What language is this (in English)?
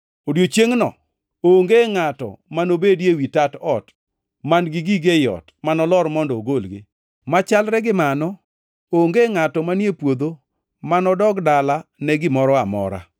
Luo (Kenya and Tanzania)